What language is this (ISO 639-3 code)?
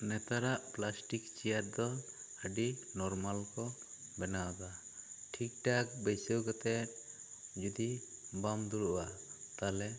sat